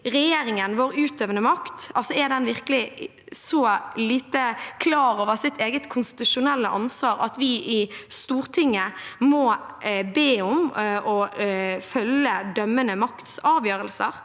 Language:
Norwegian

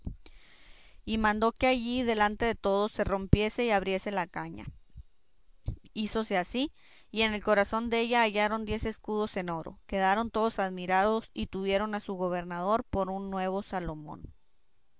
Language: Spanish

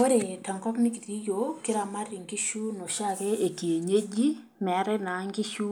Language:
Masai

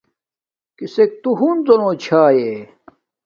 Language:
Domaaki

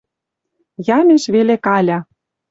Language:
Western Mari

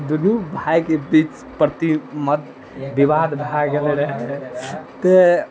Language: Maithili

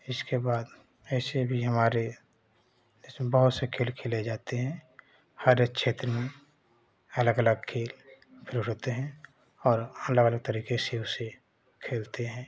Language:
Hindi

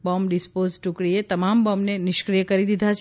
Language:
Gujarati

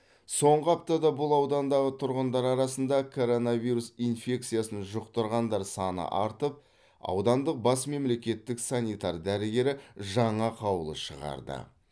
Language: Kazakh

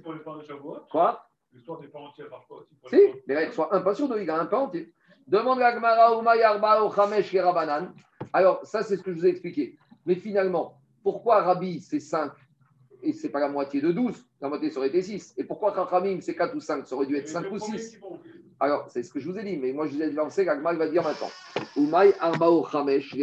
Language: French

